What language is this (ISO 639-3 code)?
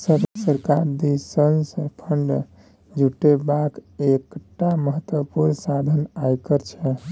mai